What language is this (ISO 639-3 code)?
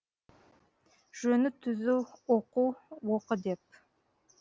kaz